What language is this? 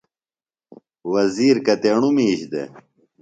Phalura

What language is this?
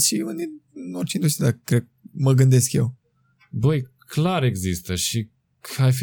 Romanian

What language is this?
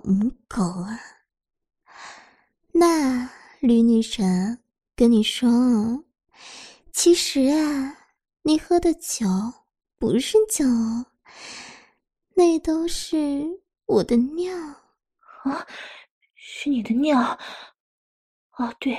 Chinese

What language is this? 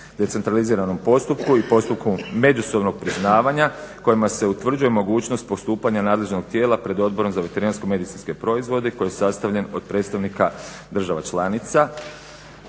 Croatian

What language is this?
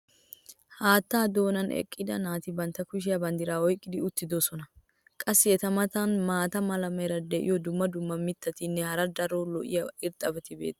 Wolaytta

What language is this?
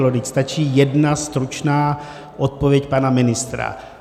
Czech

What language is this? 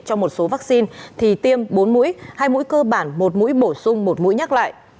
Vietnamese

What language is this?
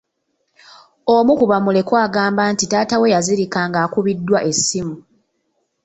Ganda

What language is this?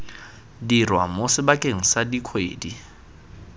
Tswana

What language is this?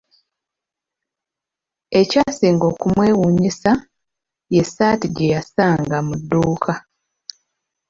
Ganda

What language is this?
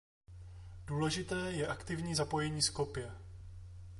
Czech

